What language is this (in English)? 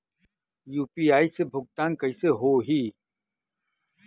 Bhojpuri